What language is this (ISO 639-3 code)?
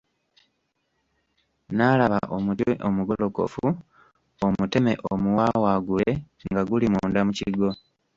lug